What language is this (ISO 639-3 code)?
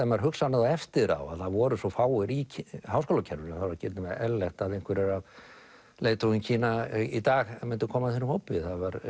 isl